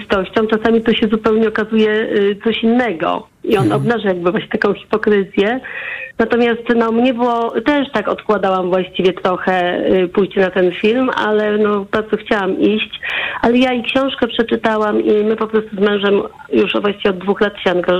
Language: Polish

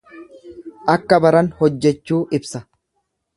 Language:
Oromo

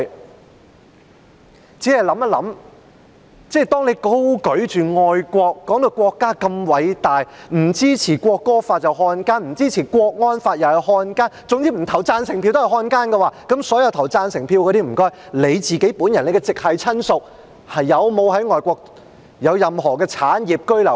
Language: Cantonese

